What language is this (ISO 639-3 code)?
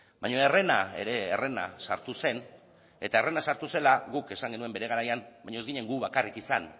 eus